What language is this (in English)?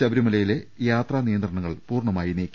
Malayalam